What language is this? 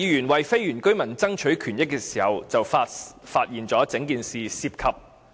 Cantonese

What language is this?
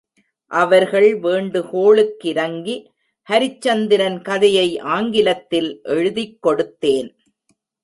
Tamil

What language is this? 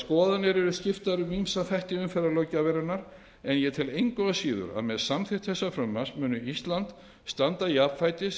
Icelandic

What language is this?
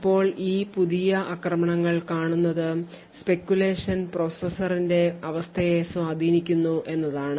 Malayalam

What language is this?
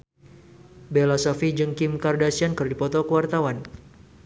Sundanese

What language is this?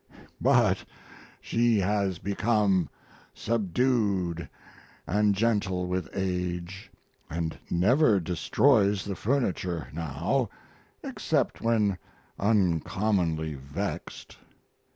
English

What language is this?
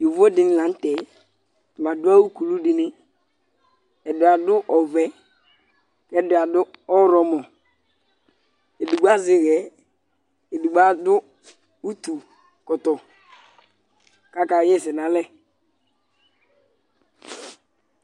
Ikposo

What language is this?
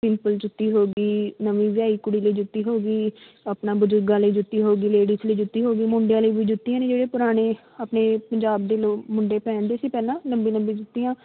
Punjabi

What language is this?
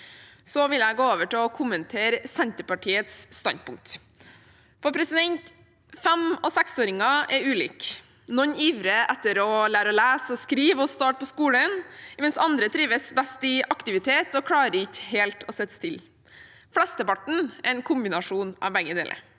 Norwegian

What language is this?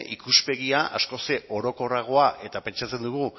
Basque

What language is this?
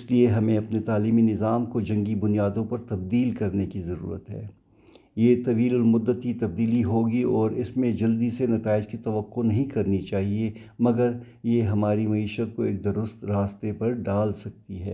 Urdu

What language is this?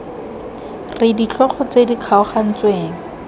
Tswana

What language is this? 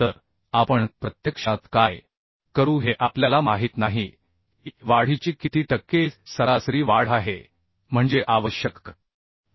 Marathi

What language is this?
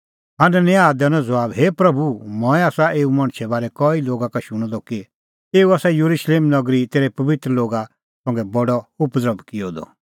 Kullu Pahari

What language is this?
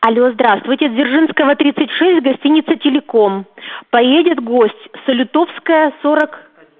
Russian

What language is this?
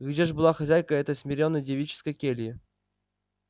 Russian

